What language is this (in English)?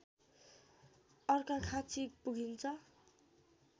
Nepali